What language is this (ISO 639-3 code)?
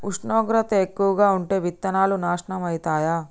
tel